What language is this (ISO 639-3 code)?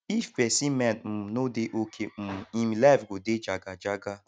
pcm